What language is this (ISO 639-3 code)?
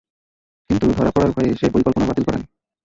ben